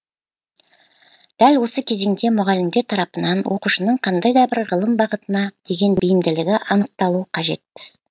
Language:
Kazakh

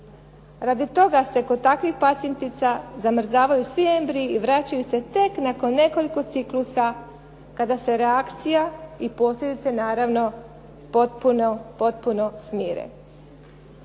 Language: Croatian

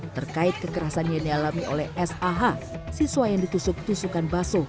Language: Indonesian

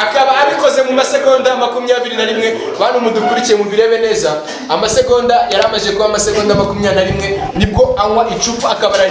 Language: Romanian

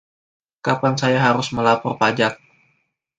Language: Indonesian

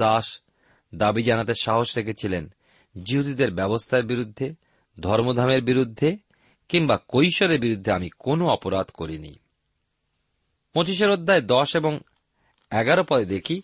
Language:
Bangla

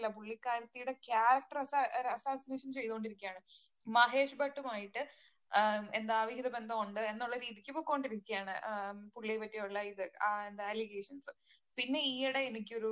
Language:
Malayalam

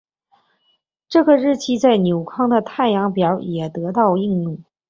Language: Chinese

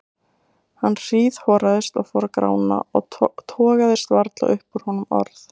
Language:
Icelandic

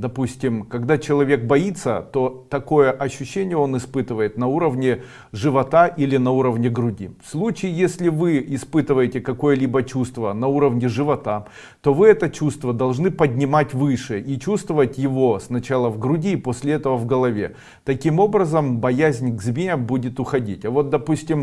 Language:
Russian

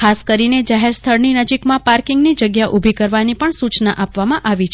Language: Gujarati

